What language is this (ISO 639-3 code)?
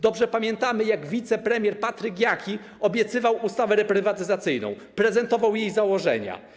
pol